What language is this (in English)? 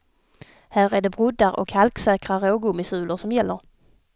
Swedish